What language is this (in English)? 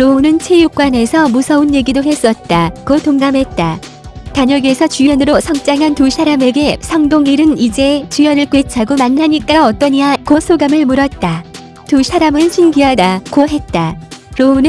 Korean